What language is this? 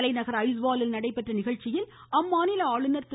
Tamil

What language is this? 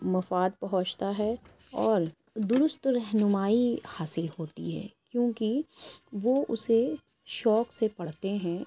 Urdu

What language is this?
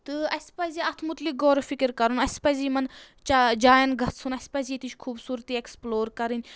Kashmiri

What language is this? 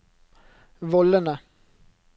Norwegian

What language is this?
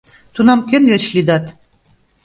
Mari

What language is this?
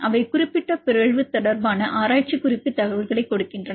Tamil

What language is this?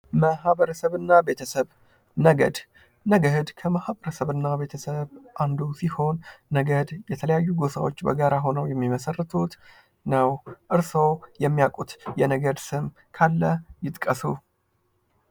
Amharic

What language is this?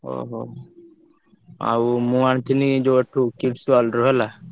Odia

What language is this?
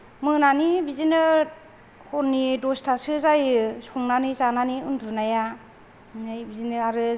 Bodo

